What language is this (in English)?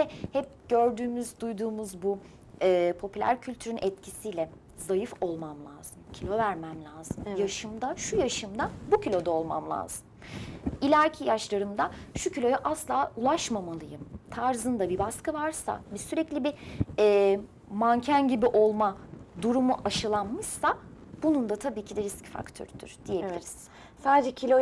Turkish